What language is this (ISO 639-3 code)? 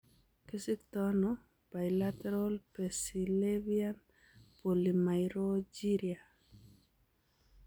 kln